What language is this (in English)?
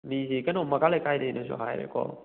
Manipuri